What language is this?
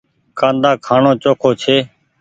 Goaria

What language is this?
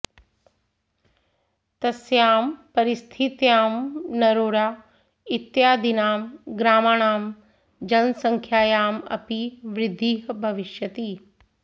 Sanskrit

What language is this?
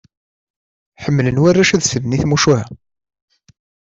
Kabyle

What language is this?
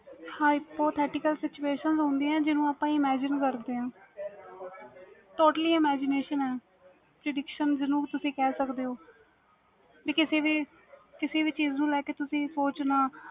Punjabi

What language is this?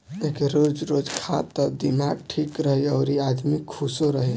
Bhojpuri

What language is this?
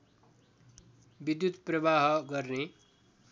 Nepali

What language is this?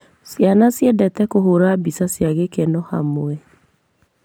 Kikuyu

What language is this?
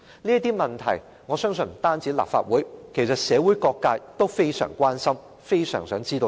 Cantonese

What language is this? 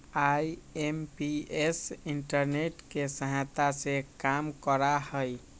Magahi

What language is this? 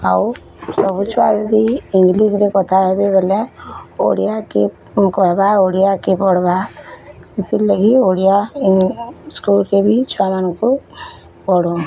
Odia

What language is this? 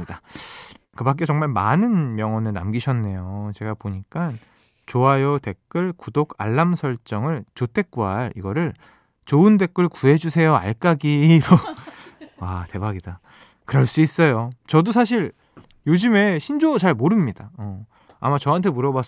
Korean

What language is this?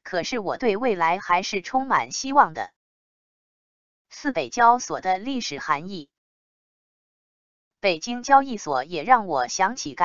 Chinese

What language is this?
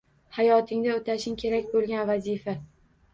Uzbek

